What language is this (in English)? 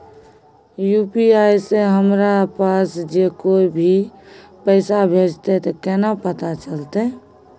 Maithili